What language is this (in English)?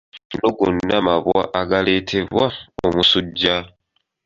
Ganda